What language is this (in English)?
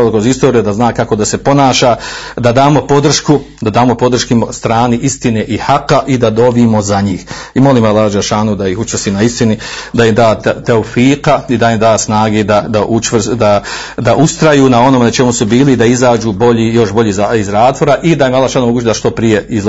Croatian